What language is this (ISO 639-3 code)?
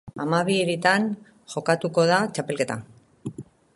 eus